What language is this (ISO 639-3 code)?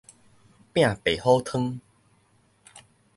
nan